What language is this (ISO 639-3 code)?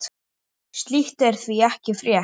isl